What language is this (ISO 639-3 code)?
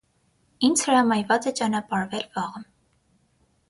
hye